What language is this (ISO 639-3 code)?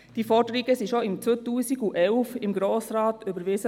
gsw